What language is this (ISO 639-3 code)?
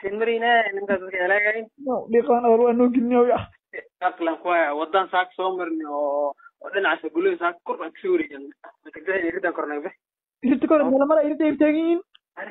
ara